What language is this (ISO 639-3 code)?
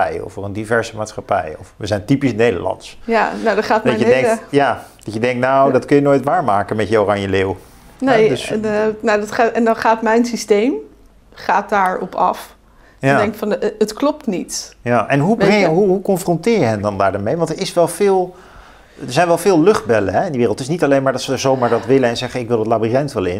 nld